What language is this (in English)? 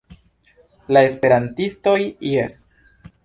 Esperanto